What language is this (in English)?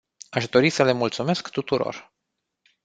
Romanian